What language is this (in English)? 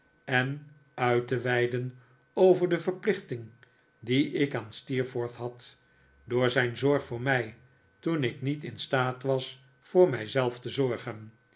Dutch